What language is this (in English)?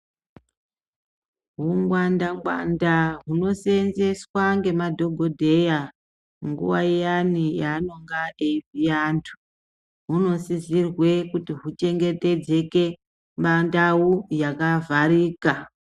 Ndau